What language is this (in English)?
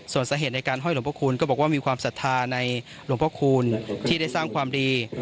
Thai